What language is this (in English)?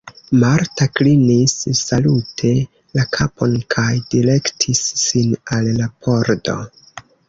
Esperanto